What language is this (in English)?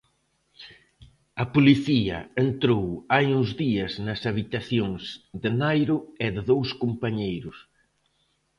Galician